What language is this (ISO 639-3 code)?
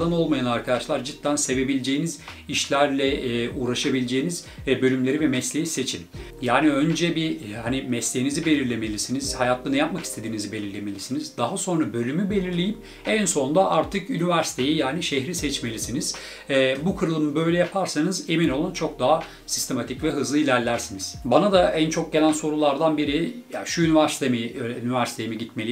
tur